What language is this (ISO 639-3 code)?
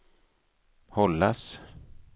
swe